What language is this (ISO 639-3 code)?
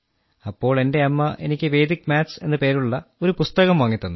mal